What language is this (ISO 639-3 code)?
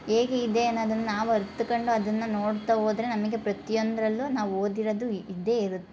kan